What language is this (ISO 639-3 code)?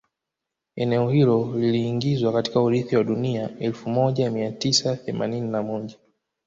swa